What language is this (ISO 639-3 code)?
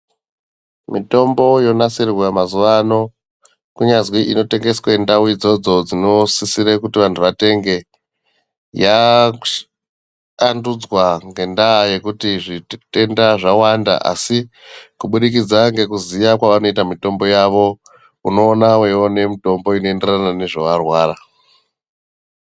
ndc